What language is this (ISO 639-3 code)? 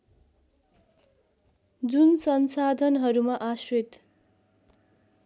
nep